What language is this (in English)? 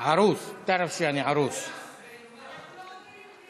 Hebrew